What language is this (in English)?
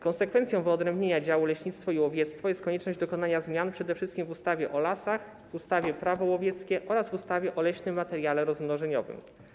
Polish